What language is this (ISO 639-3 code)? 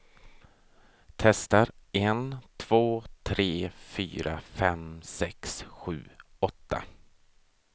swe